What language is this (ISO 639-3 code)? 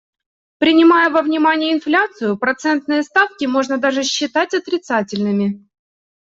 rus